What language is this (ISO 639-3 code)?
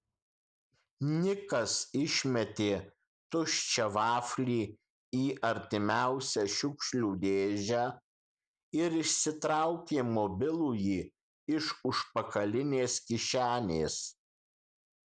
lit